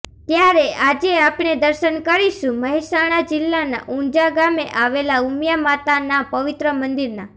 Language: Gujarati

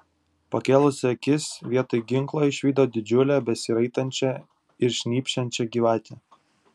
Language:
Lithuanian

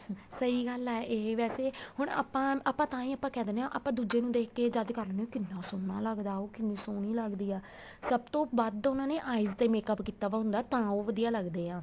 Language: Punjabi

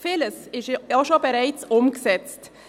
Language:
Swiss German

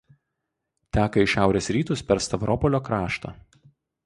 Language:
Lithuanian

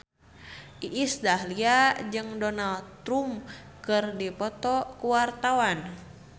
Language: Sundanese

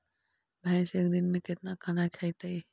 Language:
Magahi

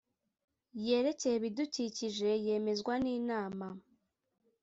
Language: Kinyarwanda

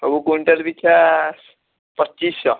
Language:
Odia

